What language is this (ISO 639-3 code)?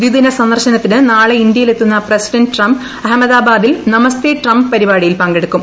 mal